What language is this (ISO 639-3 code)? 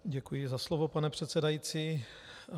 ces